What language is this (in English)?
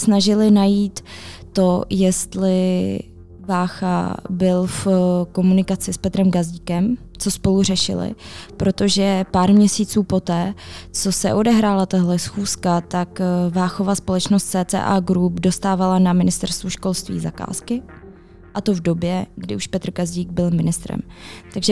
Czech